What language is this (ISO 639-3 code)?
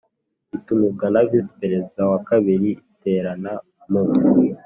kin